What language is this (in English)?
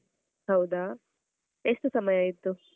Kannada